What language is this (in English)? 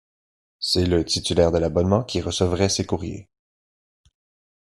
French